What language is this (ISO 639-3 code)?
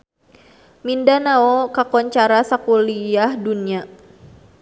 sun